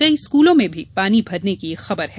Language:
Hindi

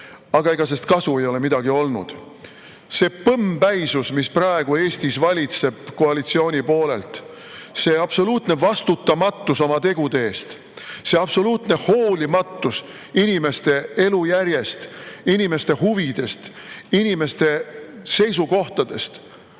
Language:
Estonian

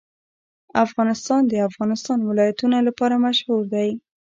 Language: Pashto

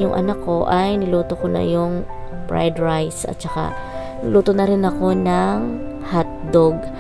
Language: Filipino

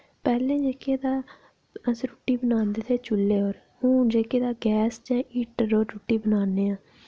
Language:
Dogri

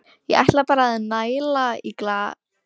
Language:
Icelandic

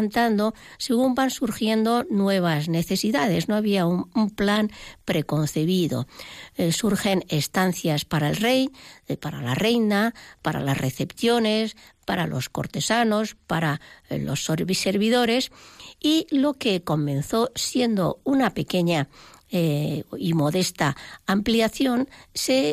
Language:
Spanish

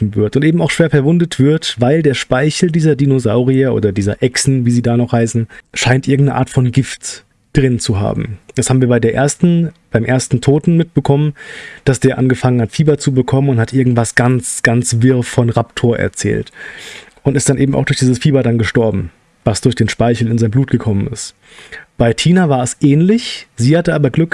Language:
German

